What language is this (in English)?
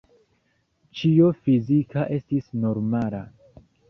Esperanto